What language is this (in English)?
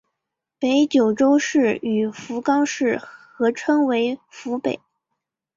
Chinese